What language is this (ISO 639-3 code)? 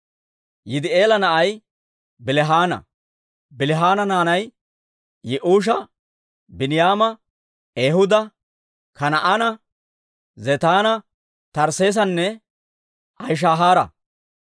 dwr